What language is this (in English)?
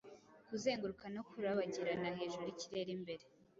Kinyarwanda